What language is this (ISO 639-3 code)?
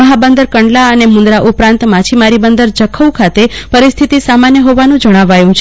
guj